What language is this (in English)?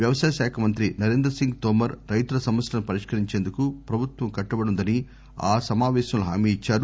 Telugu